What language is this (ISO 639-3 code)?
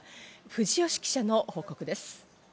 jpn